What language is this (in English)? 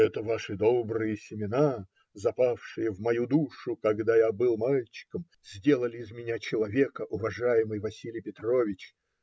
Russian